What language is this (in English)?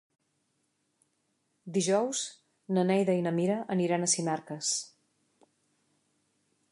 Catalan